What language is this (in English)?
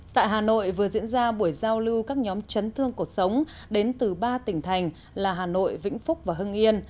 Vietnamese